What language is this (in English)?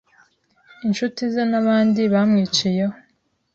Kinyarwanda